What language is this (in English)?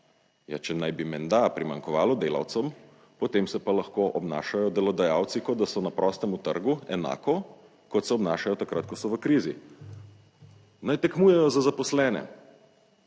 Slovenian